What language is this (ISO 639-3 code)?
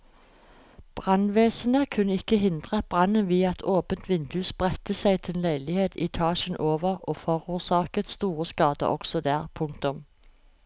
nor